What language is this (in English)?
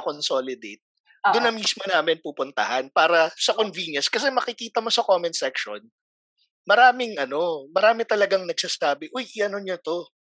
Filipino